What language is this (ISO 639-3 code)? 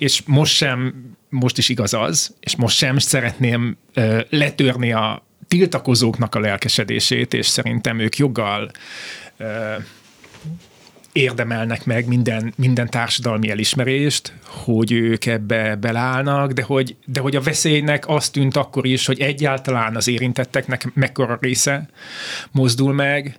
hun